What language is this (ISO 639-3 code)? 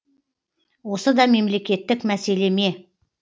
kaz